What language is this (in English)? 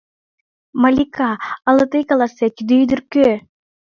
Mari